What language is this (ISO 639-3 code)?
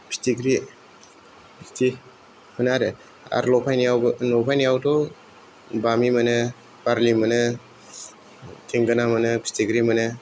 brx